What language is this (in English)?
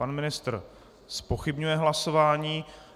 Czech